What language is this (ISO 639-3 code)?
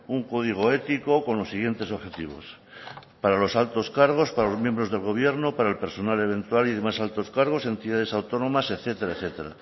spa